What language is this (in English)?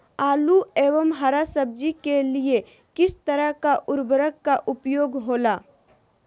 Magahi